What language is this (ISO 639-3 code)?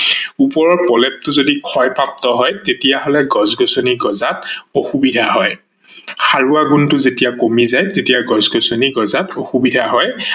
asm